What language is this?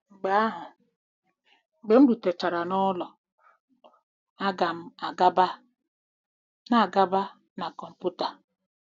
Igbo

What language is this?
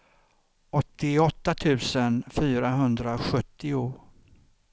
Swedish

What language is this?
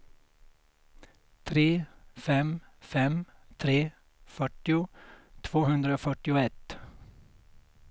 Swedish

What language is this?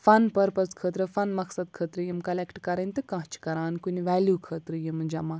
Kashmiri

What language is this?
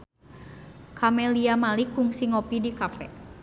Sundanese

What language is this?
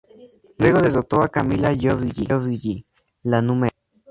Spanish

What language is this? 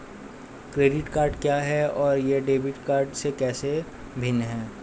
Hindi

